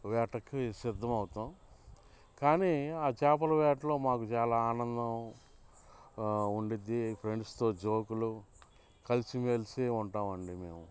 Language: Telugu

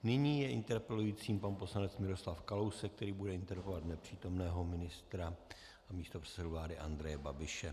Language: Czech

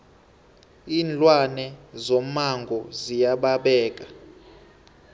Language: South Ndebele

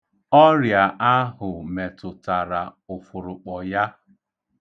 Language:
Igbo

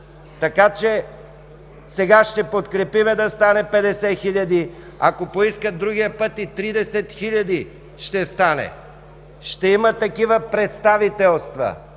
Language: Bulgarian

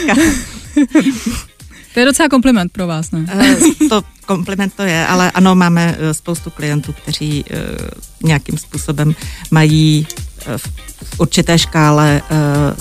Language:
Czech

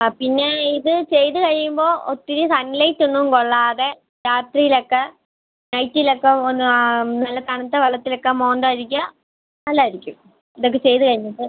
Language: Malayalam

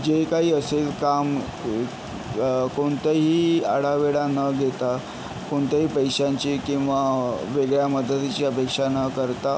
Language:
Marathi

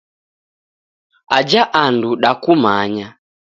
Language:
Taita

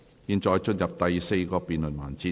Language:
Cantonese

